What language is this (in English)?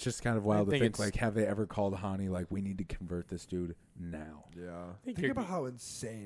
English